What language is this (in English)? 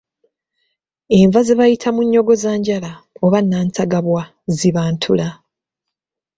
Ganda